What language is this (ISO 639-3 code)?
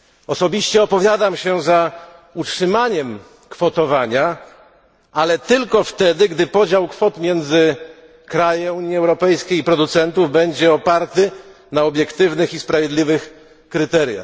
pol